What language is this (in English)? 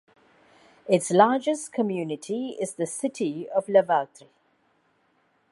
English